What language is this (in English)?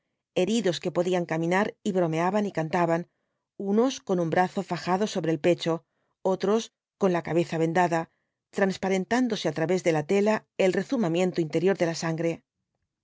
Spanish